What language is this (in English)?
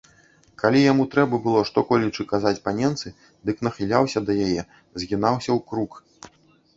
Belarusian